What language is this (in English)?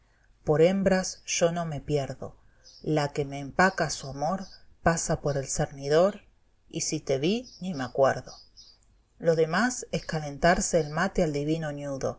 Spanish